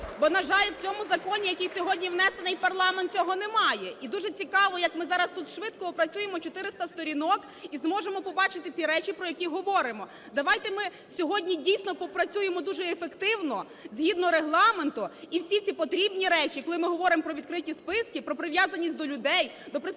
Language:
Ukrainian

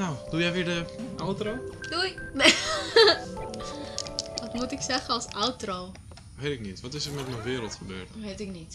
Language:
Dutch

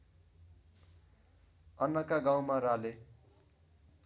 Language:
Nepali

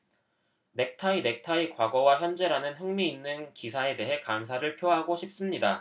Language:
Korean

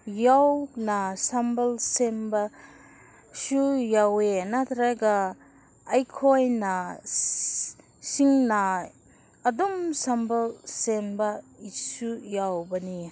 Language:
Manipuri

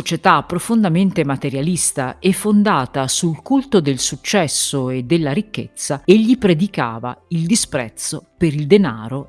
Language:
Italian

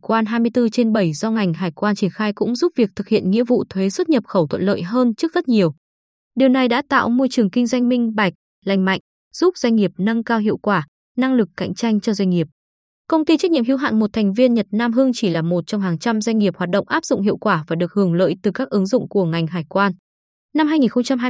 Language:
Vietnamese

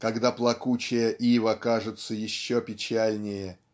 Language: Russian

